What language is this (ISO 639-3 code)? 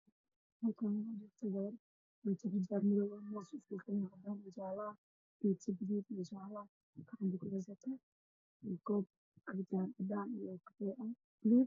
som